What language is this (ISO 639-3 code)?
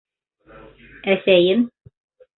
bak